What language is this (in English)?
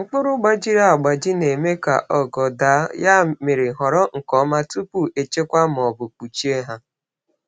Igbo